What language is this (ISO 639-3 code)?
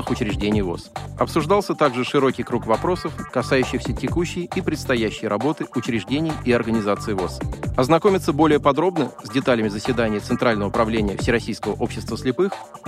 rus